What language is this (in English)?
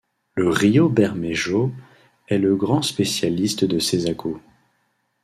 French